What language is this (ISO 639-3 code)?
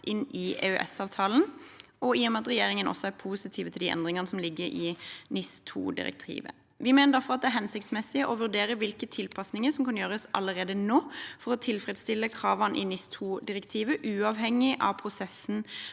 nor